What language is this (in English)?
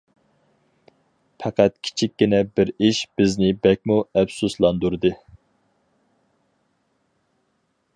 Uyghur